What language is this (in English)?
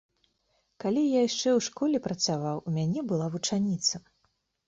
Belarusian